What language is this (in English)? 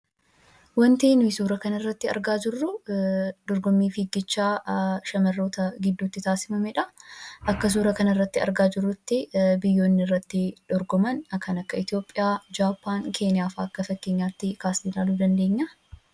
Oromo